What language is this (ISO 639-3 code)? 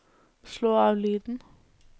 nor